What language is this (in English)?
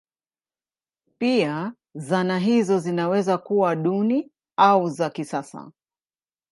Swahili